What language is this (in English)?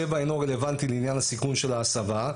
Hebrew